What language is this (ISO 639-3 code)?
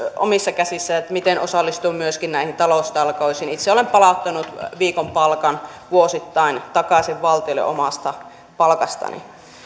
fin